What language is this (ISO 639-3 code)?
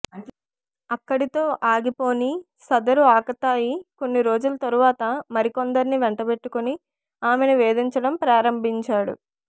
tel